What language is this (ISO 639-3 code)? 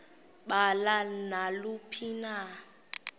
xho